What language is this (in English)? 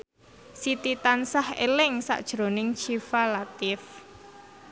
Javanese